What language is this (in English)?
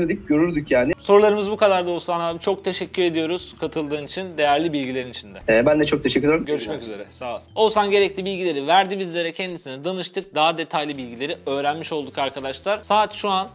Turkish